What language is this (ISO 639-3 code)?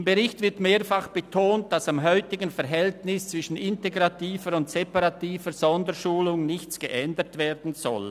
gsw